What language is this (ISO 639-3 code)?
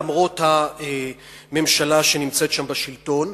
heb